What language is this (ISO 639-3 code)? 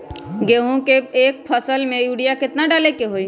mag